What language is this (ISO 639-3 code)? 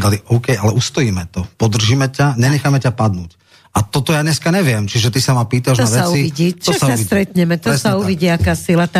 slk